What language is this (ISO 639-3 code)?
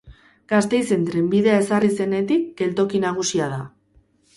eus